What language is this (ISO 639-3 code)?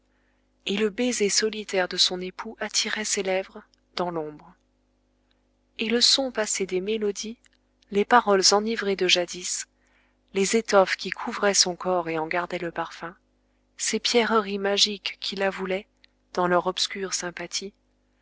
fra